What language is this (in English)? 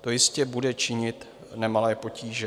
Czech